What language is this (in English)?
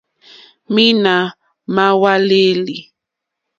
Mokpwe